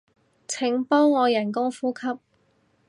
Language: Cantonese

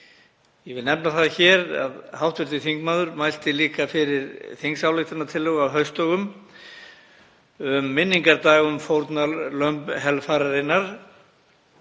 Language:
Icelandic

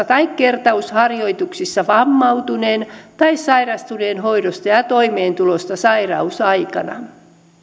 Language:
Finnish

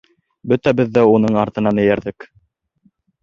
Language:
Bashkir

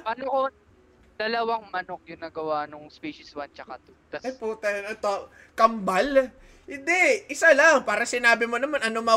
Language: Filipino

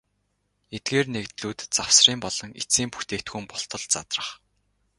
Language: Mongolian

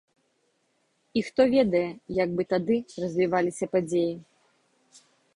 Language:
Belarusian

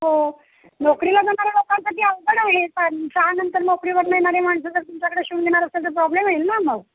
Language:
Marathi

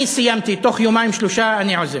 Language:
Hebrew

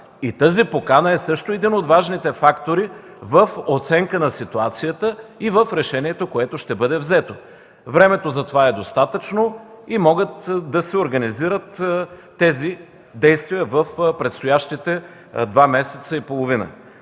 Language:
Bulgarian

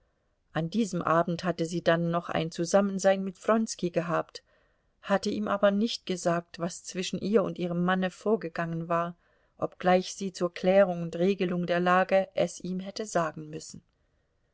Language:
German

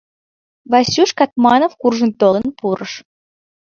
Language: Mari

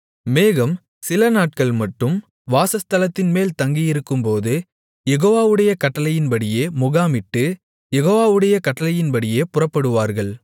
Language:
Tamil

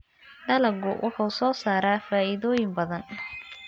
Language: Somali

